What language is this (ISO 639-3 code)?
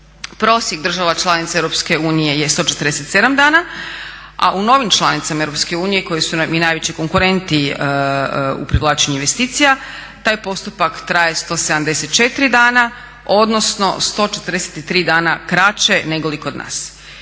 hrv